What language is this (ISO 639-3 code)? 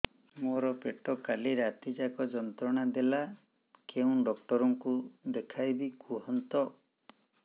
ori